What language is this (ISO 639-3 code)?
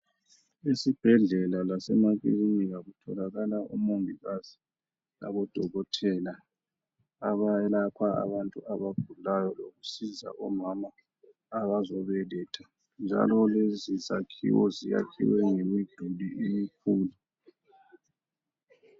nde